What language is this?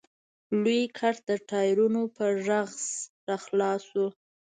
Pashto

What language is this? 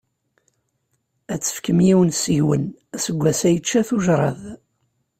Kabyle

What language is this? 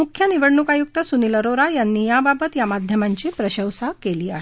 Marathi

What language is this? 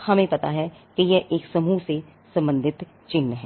Hindi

